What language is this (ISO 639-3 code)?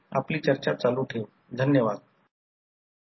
mar